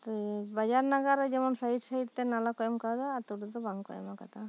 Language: Santali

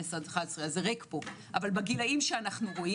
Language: Hebrew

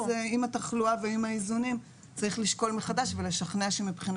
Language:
Hebrew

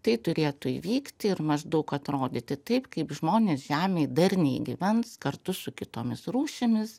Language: Lithuanian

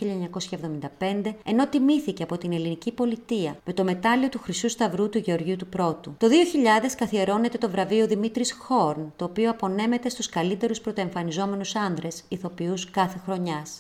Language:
Greek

